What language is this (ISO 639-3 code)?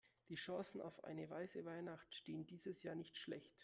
deu